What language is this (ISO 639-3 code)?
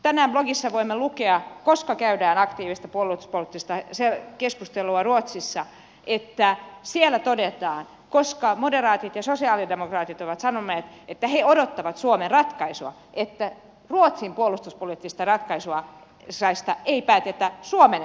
fin